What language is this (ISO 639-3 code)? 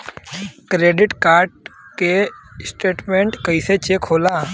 bho